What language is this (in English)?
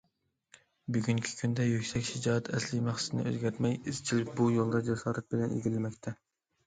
Uyghur